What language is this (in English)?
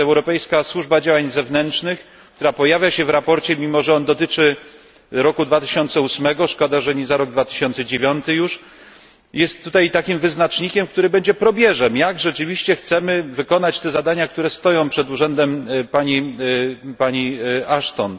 Polish